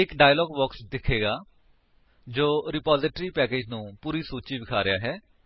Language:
Punjabi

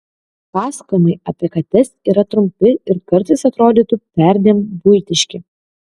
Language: Lithuanian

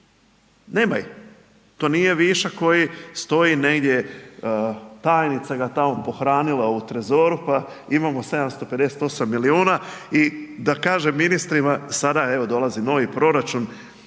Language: Croatian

